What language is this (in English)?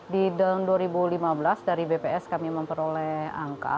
Indonesian